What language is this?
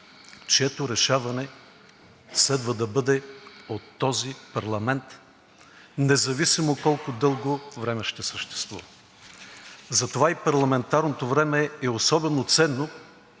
Bulgarian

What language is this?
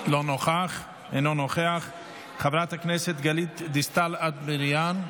Hebrew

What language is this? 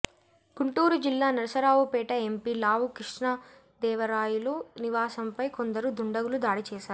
Telugu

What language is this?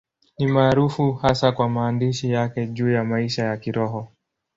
Swahili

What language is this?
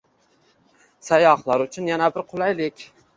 Uzbek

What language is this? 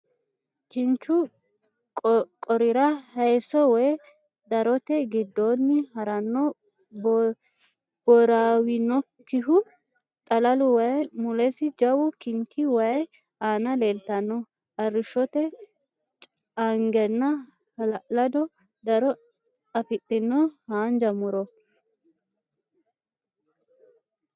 Sidamo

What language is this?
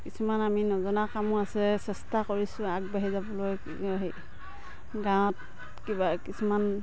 Assamese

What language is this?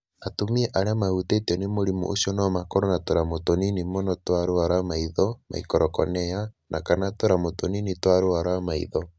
Kikuyu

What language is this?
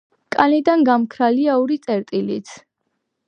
Georgian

